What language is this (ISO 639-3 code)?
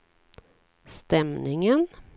swe